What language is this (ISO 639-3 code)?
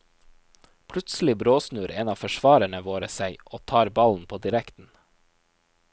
nor